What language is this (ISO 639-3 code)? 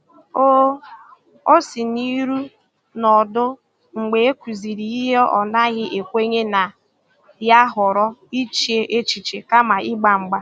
ibo